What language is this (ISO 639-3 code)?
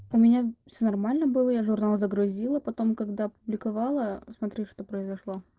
rus